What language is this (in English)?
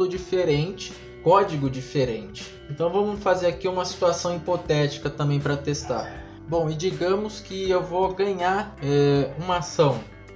Portuguese